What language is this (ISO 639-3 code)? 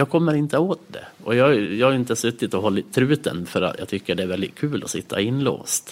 swe